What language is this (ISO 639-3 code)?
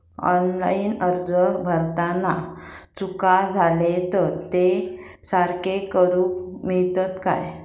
mar